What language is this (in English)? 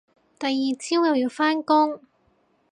Cantonese